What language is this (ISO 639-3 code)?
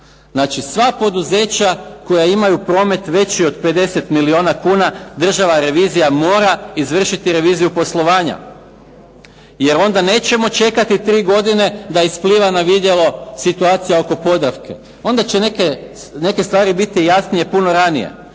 hrv